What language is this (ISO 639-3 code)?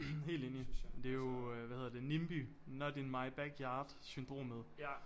dan